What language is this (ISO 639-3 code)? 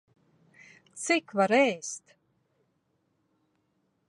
lav